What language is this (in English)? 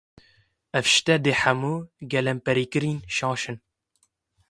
Kurdish